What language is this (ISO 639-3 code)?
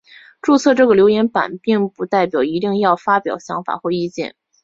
zho